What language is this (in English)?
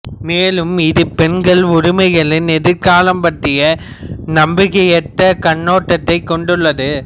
Tamil